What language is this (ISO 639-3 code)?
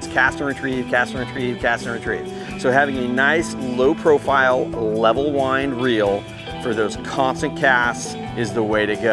eng